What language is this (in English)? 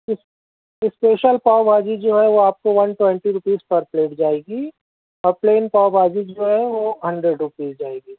Urdu